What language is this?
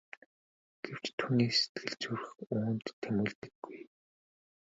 Mongolian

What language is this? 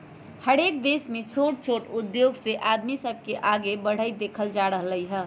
Magahi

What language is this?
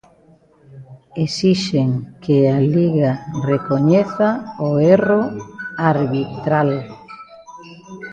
Galician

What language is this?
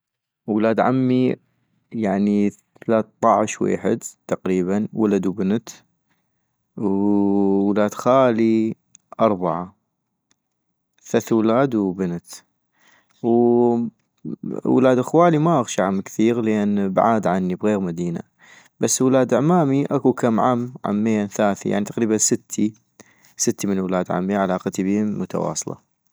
North Mesopotamian Arabic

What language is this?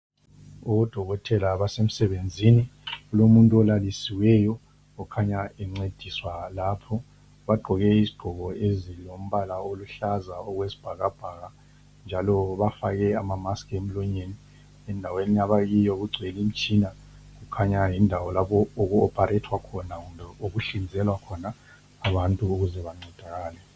North Ndebele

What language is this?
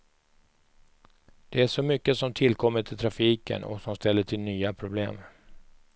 Swedish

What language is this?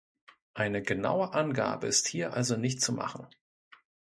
German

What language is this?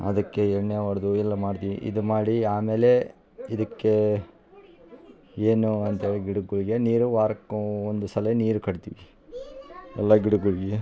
Kannada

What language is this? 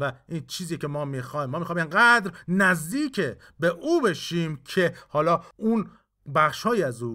Persian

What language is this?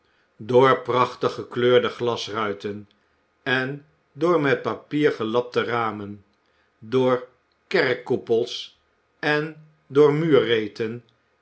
Dutch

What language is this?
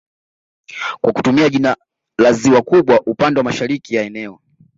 Swahili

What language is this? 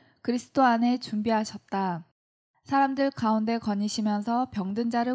Korean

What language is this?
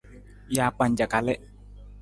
Nawdm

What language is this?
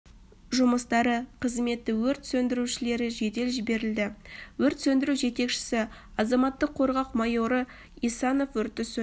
Kazakh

